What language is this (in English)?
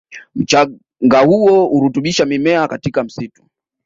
Swahili